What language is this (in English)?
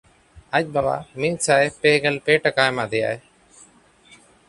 Santali